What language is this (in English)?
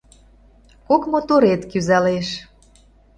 Mari